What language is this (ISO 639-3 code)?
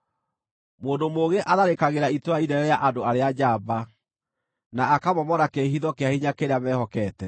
kik